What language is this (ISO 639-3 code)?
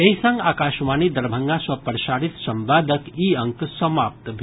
mai